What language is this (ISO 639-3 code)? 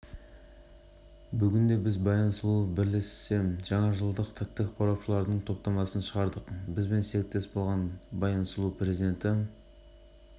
kaz